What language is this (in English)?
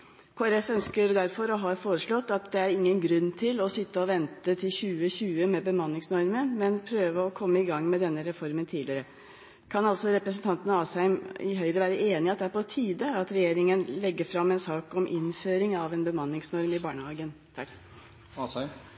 Norwegian Bokmål